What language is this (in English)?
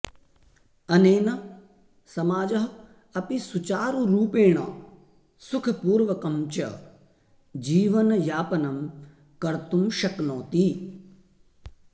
Sanskrit